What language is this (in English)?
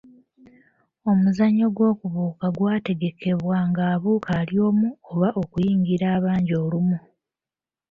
Ganda